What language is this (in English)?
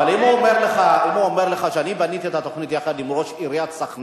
Hebrew